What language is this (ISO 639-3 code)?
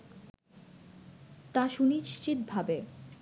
ben